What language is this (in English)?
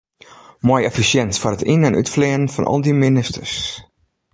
Western Frisian